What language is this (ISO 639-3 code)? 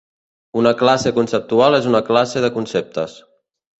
cat